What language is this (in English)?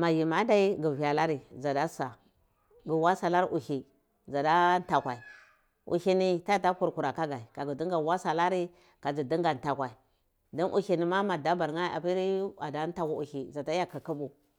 Cibak